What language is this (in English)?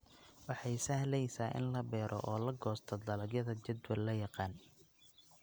Somali